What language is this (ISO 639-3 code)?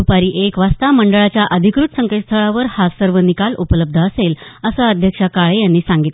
mar